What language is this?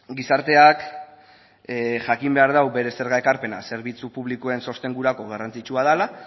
Basque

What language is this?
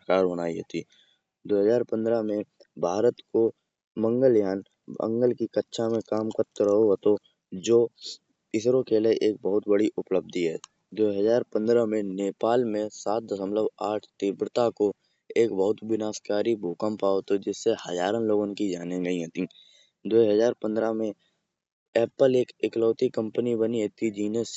Kanauji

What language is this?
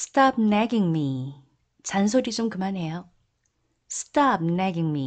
Korean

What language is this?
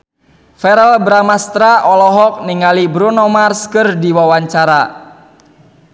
Sundanese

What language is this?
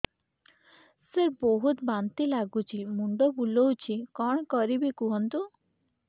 Odia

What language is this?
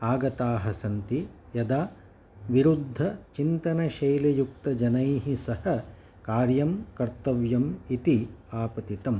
Sanskrit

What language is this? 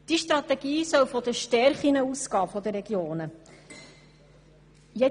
Swiss German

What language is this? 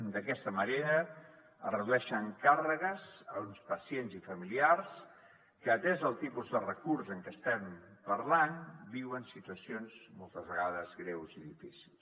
Catalan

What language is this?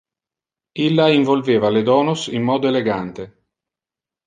Interlingua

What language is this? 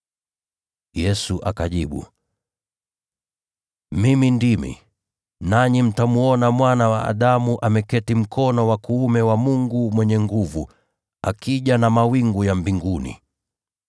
Swahili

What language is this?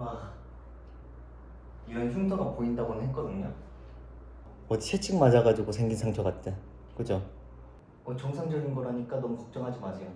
Korean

